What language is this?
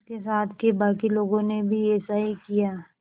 Hindi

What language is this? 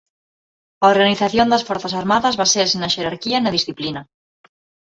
Galician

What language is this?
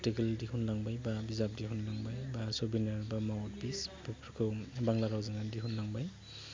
Bodo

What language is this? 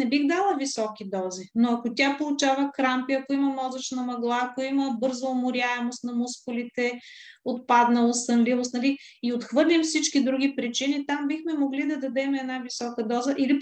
Bulgarian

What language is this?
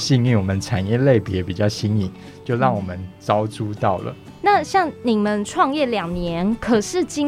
Chinese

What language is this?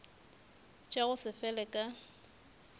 Northern Sotho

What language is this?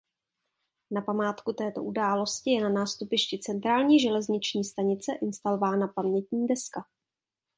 Czech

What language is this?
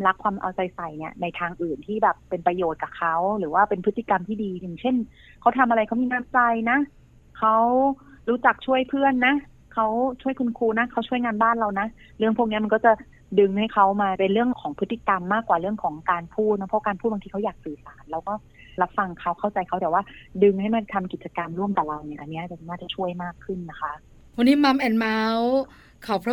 Thai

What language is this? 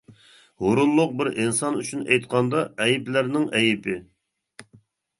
Uyghur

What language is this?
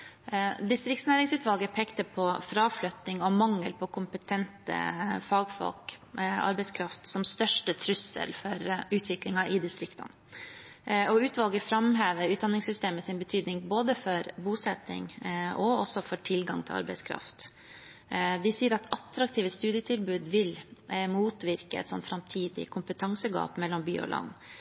Norwegian Bokmål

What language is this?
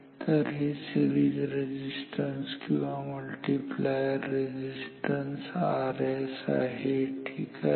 Marathi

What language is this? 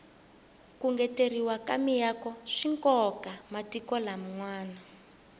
Tsonga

